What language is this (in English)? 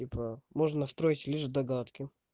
Russian